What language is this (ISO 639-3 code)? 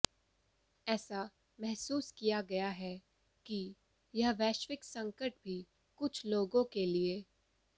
hin